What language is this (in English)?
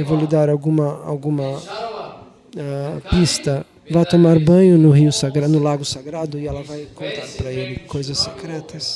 Portuguese